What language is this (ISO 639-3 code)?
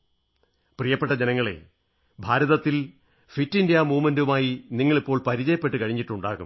mal